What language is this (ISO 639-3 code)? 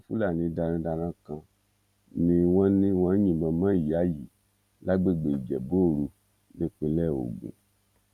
yor